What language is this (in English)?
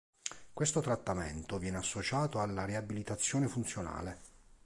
Italian